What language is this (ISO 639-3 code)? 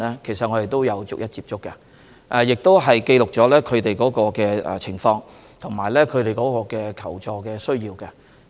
yue